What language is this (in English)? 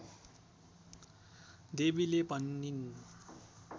Nepali